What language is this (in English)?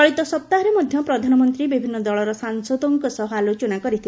Odia